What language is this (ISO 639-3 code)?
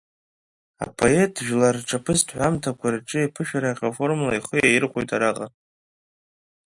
abk